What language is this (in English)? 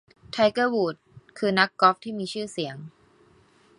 Thai